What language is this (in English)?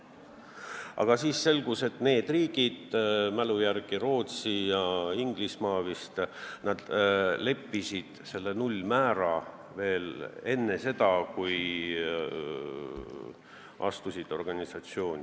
Estonian